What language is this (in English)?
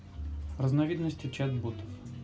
Russian